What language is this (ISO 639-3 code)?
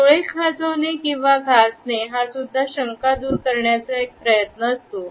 mar